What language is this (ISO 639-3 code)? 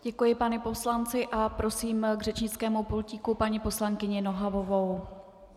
ces